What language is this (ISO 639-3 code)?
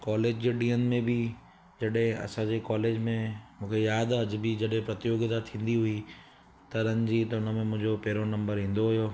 snd